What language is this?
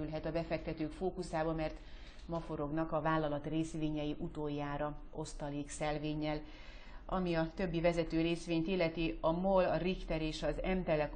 Hungarian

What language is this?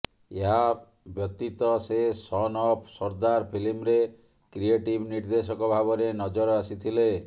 Odia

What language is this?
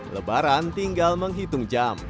Indonesian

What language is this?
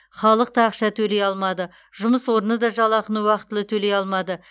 Kazakh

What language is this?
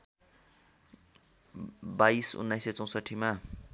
Nepali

